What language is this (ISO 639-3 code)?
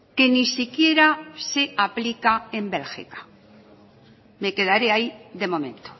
spa